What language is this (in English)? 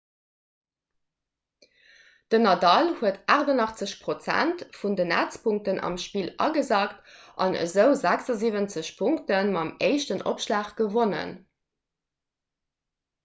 Luxembourgish